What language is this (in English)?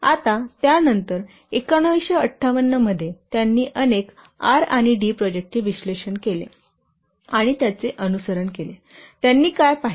Marathi